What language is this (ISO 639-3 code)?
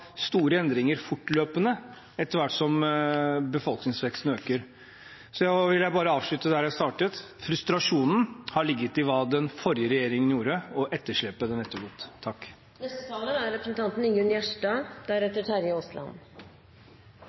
nor